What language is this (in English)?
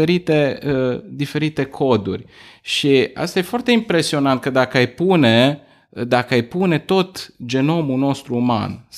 Romanian